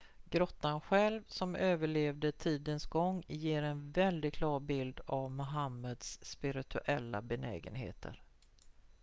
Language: Swedish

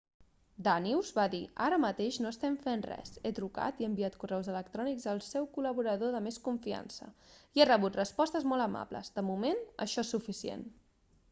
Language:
Catalan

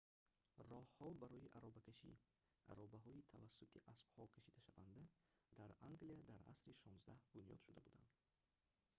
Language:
Tajik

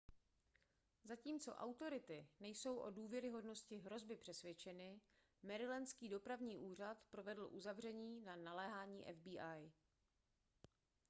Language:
Czech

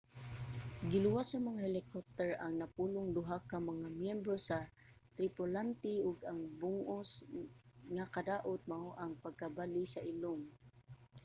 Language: Cebuano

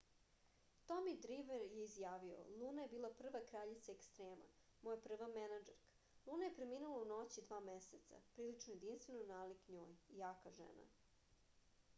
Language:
Serbian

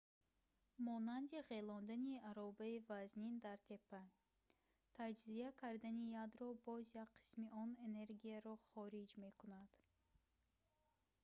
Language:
Tajik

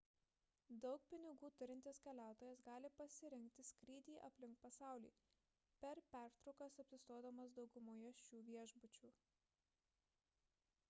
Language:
Lithuanian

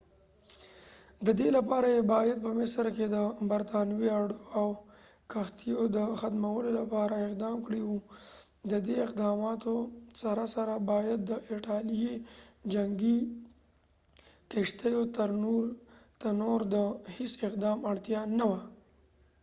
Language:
Pashto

